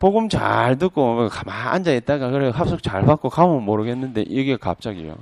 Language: Korean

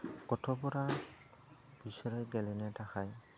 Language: Bodo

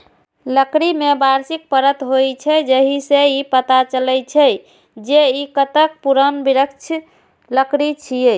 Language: Maithili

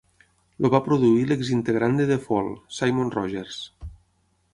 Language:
Catalan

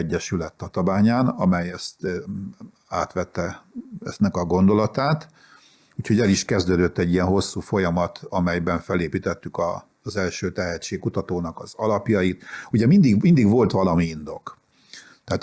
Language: Hungarian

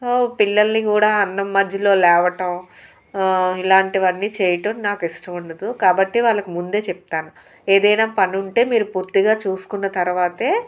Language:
Telugu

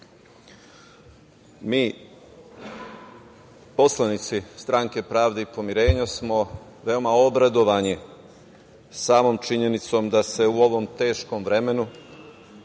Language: Serbian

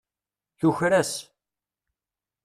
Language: Kabyle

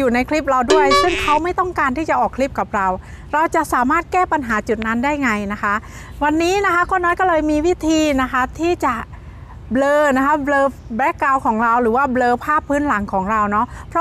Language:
Thai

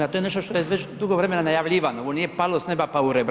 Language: Croatian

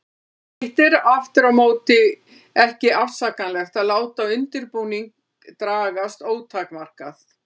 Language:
Icelandic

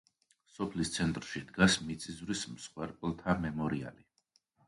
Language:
Georgian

